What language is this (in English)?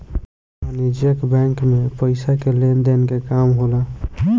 Bhojpuri